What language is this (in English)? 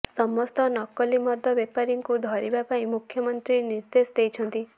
Odia